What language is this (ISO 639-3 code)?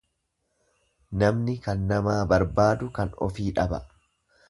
orm